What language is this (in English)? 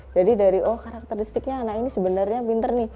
Indonesian